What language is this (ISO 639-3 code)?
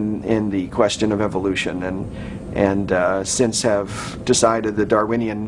eng